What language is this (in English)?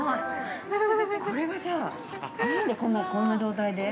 Japanese